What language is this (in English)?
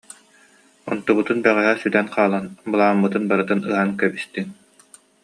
Yakut